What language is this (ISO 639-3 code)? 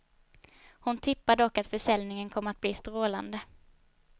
swe